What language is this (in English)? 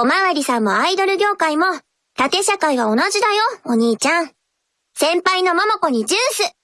Japanese